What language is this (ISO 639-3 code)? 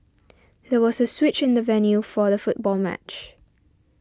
eng